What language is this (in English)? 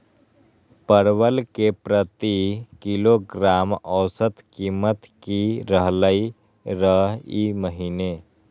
Magahi